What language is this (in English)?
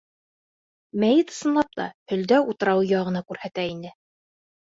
Bashkir